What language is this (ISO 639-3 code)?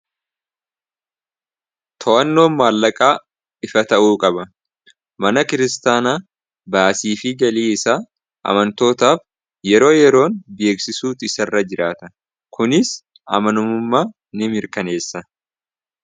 orm